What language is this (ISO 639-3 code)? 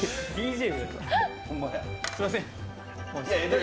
jpn